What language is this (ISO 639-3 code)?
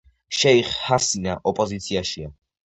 kat